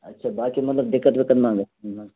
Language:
Kashmiri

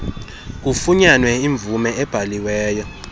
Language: Xhosa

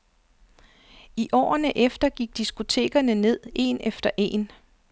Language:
Danish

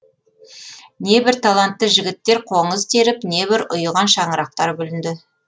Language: Kazakh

